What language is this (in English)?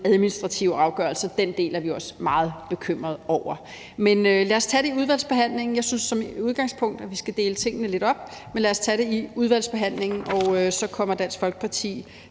Danish